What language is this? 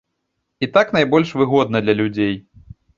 Belarusian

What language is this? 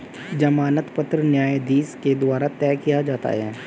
Hindi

